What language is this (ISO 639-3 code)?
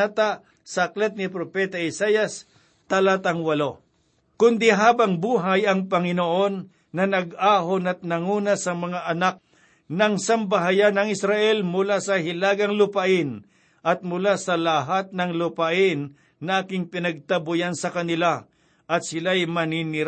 fil